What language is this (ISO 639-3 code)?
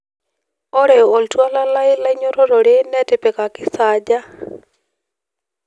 mas